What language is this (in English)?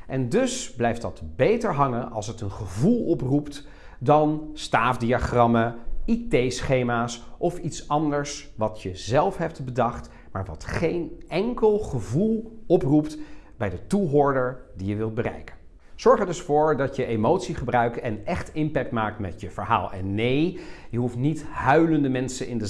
Dutch